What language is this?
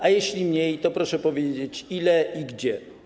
Polish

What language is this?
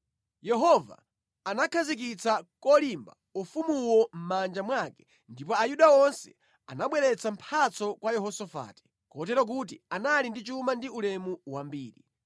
Nyanja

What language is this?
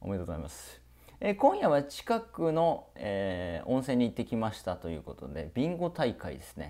Japanese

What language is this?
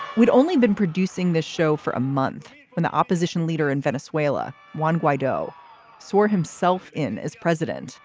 English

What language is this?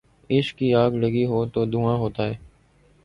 Urdu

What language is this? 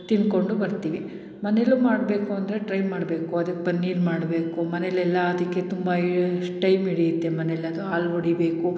Kannada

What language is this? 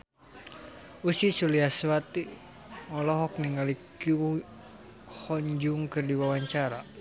Sundanese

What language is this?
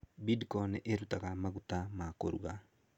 Kikuyu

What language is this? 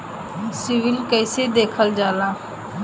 Bhojpuri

